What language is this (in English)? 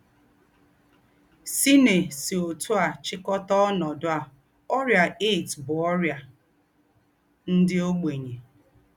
Igbo